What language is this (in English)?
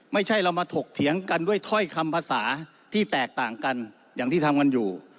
Thai